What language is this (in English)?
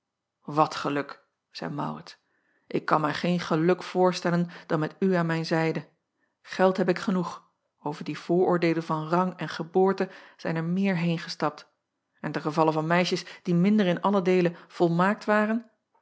Dutch